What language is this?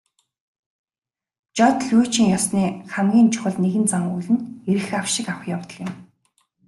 Mongolian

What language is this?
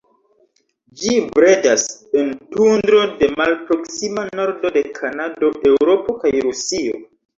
Esperanto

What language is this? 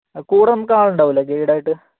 Malayalam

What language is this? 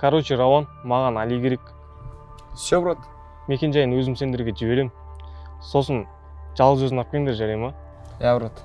Kazakh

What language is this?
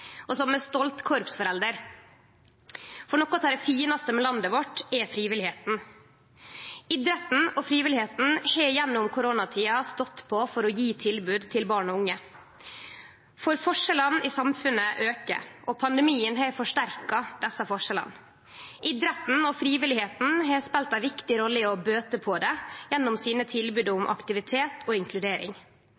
Norwegian Nynorsk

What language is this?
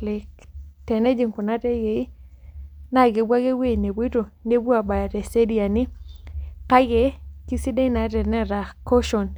Masai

